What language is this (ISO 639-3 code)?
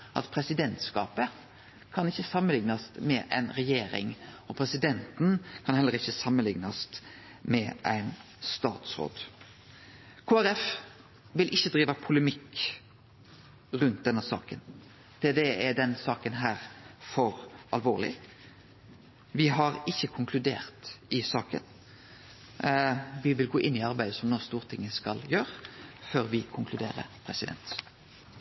nno